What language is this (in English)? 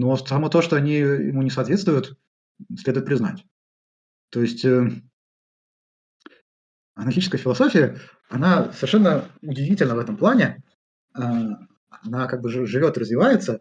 Russian